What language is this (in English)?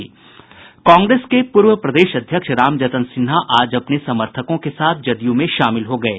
Hindi